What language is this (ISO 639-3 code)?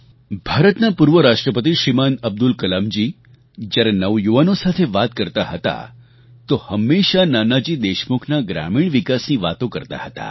guj